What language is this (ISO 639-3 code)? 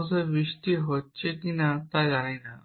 ben